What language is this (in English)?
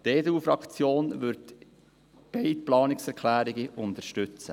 Swiss German